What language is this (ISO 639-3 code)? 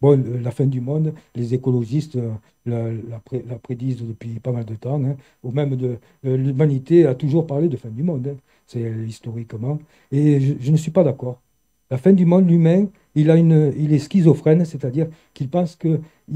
fra